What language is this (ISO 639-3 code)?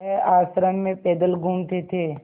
hin